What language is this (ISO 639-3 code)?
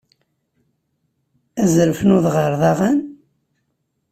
kab